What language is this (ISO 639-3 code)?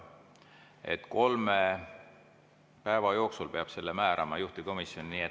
est